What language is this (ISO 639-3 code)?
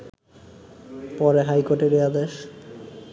ben